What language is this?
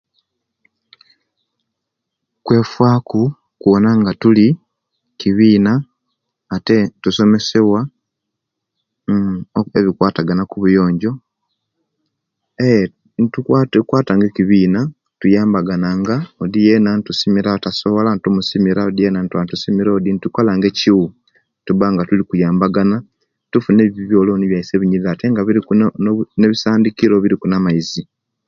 Kenyi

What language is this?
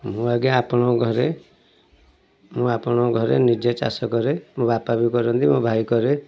Odia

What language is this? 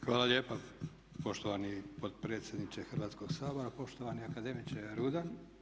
Croatian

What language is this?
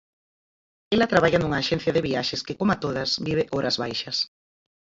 Galician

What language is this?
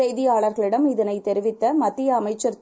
Tamil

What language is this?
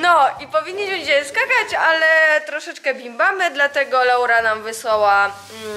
Polish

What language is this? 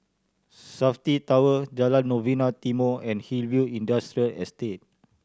English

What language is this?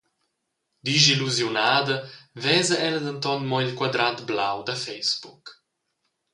Romansh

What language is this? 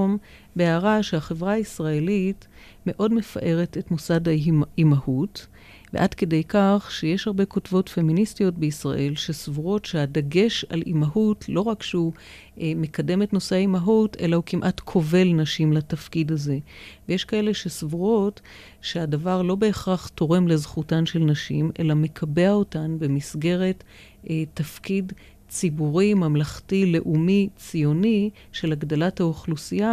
Hebrew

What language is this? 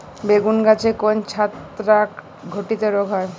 Bangla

